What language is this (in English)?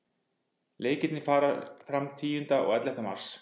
Icelandic